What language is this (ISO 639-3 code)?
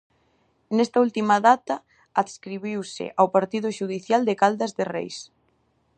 glg